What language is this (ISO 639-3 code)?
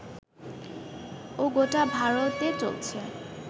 ben